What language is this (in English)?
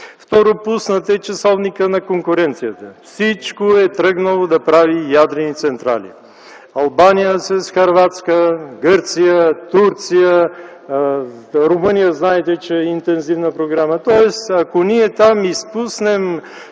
Bulgarian